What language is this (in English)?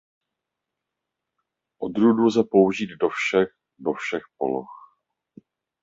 Czech